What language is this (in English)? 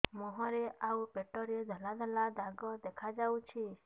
Odia